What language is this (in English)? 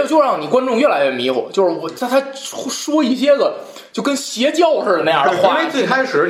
Chinese